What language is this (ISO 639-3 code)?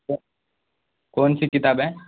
urd